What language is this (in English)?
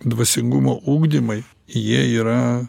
Lithuanian